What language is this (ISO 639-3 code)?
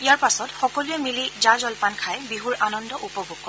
asm